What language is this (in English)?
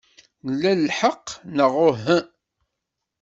Kabyle